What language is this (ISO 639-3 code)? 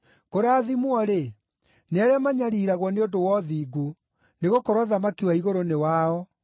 kik